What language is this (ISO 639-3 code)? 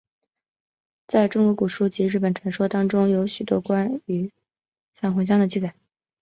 zho